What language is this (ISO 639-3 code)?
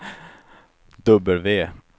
swe